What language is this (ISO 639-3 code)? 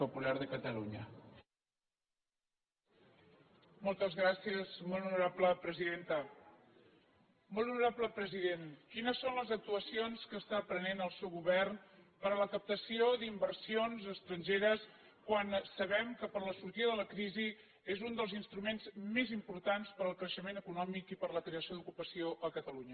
cat